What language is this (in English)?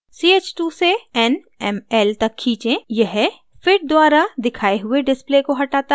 Hindi